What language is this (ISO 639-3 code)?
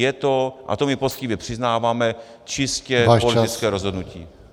ces